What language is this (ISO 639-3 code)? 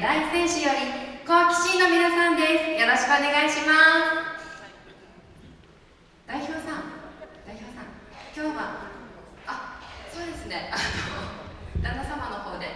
jpn